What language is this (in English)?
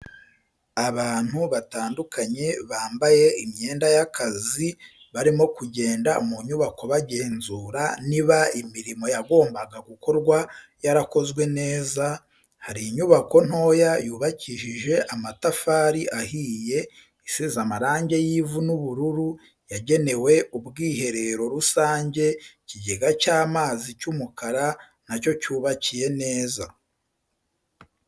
Kinyarwanda